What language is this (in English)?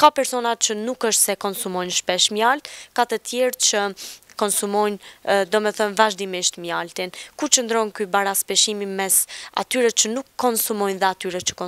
Romanian